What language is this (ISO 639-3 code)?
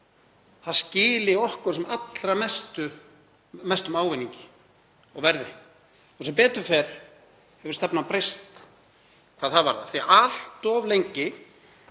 isl